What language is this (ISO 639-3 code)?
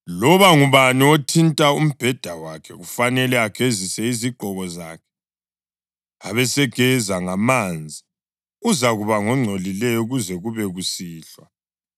nde